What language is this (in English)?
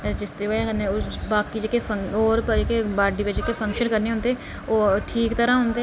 Dogri